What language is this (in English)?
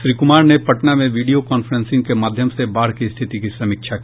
Hindi